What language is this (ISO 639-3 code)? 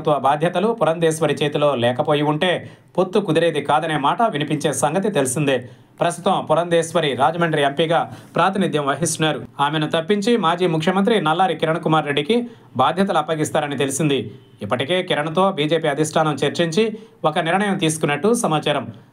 tel